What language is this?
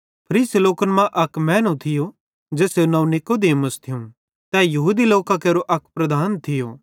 Bhadrawahi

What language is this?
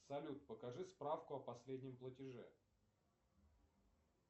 Russian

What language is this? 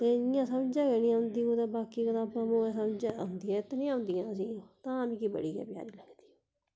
Dogri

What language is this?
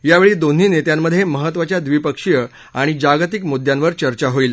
Marathi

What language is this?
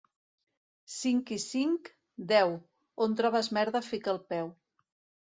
Catalan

